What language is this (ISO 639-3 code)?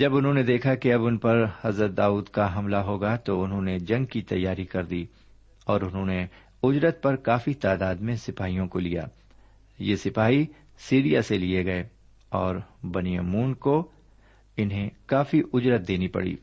urd